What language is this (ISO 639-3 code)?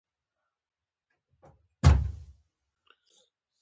pus